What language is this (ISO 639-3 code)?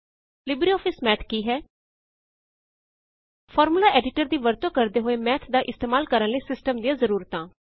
pan